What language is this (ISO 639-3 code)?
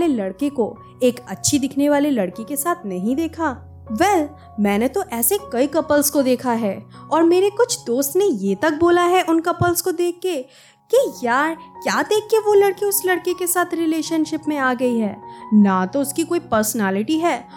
hin